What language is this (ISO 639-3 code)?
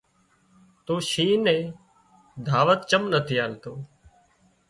kxp